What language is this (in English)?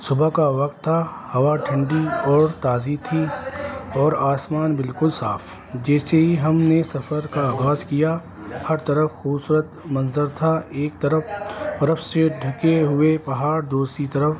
Urdu